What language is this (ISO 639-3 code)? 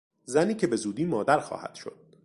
fas